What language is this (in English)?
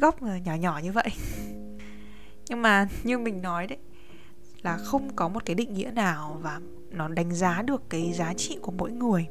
Vietnamese